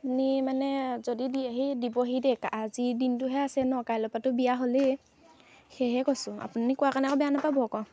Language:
Assamese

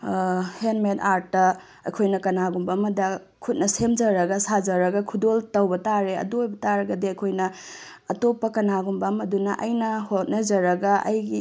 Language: Manipuri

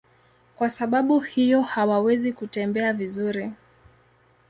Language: Swahili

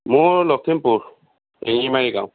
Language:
Assamese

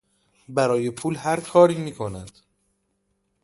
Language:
Persian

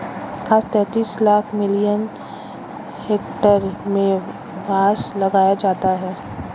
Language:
Hindi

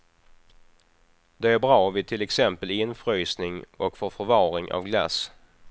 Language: Swedish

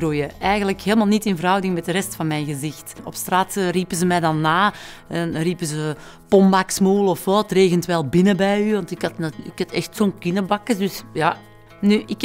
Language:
Dutch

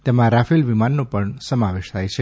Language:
Gujarati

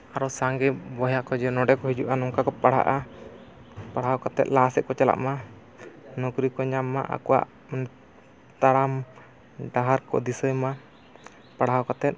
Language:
Santali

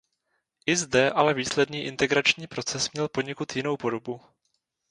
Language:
Czech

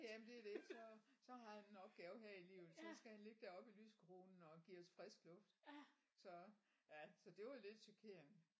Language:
Danish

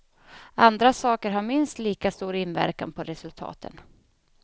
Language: Swedish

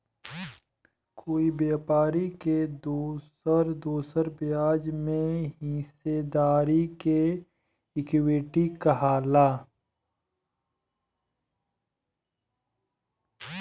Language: Bhojpuri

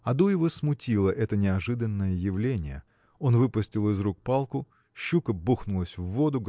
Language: Russian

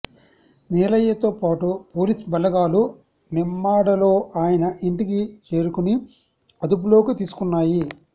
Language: Telugu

